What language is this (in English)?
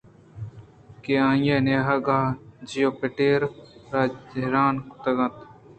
Eastern Balochi